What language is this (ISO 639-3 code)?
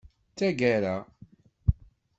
kab